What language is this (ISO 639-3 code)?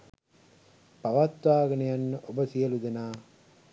sin